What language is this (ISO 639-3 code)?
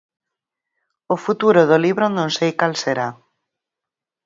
glg